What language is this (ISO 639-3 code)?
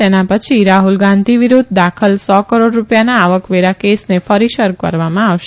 guj